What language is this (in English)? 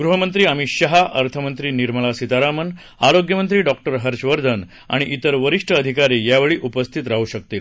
Marathi